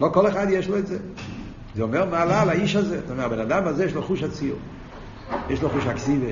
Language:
Hebrew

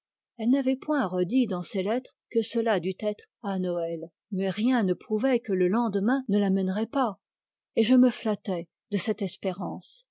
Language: French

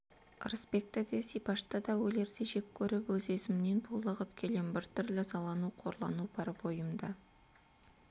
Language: Kazakh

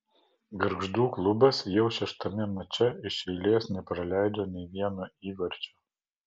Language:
Lithuanian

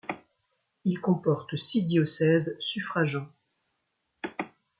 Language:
French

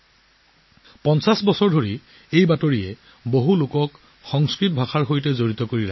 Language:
Assamese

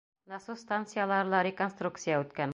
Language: Bashkir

